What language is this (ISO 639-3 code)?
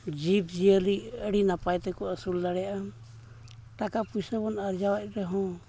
sat